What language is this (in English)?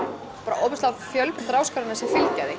Icelandic